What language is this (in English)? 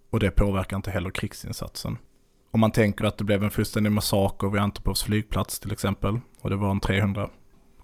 Swedish